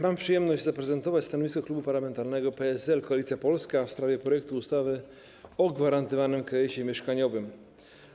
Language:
Polish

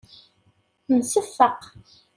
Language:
Kabyle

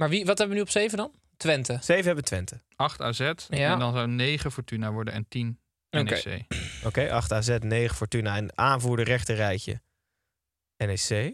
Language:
Dutch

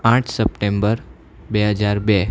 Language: Gujarati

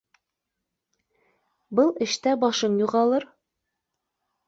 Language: Bashkir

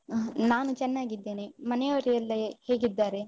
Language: Kannada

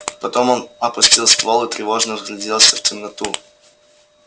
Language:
Russian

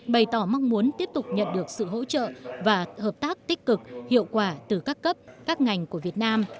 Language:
Vietnamese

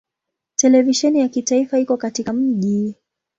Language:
Swahili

